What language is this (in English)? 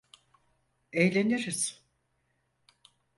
Turkish